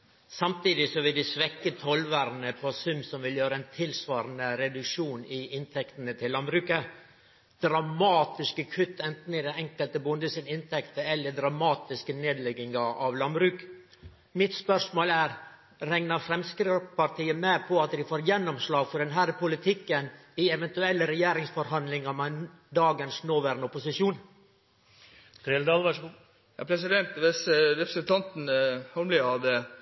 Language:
Norwegian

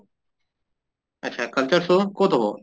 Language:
Assamese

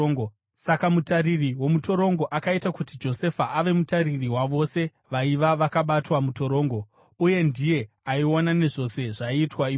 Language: Shona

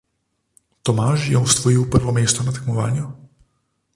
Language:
Slovenian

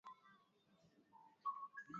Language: Swahili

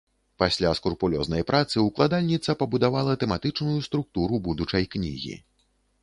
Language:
Belarusian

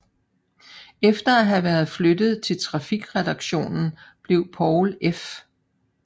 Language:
Danish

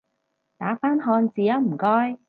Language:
Cantonese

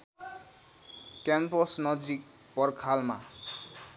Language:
Nepali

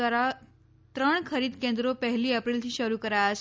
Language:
Gujarati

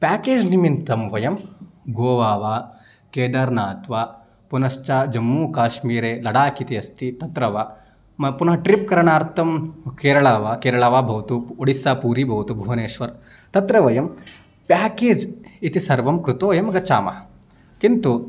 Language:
Sanskrit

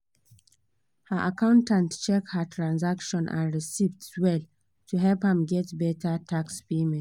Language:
Nigerian Pidgin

